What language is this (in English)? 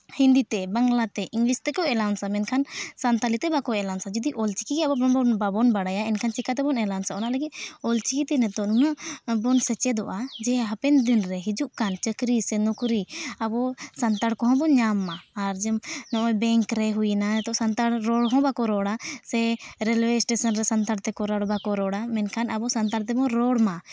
Santali